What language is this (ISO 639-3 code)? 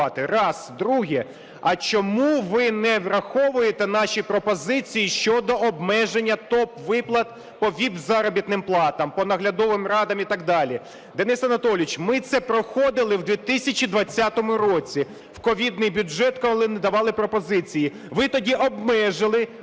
ukr